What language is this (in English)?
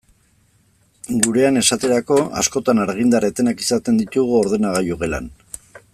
Basque